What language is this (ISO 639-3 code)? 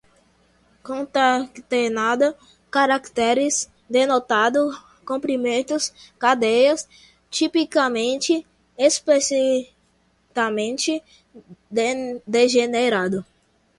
por